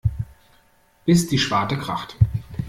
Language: German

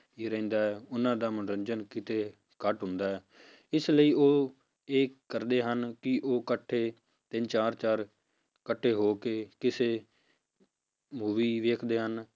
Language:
Punjabi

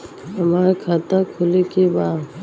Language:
Bhojpuri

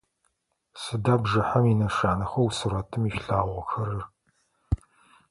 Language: Adyghe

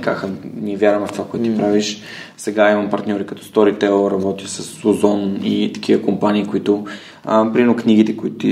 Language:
Bulgarian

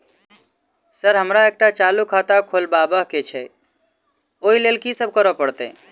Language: Maithili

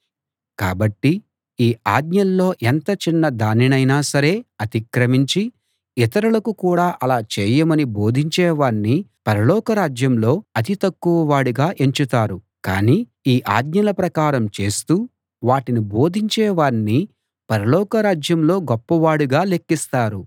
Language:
Telugu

